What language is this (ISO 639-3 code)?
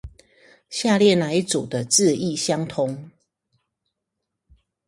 zho